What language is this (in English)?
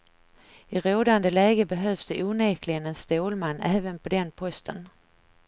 Swedish